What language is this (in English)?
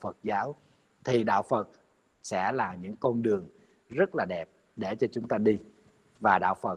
Vietnamese